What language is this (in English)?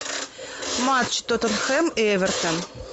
Russian